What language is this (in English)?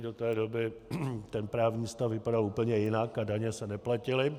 Czech